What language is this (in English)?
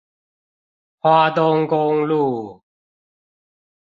Chinese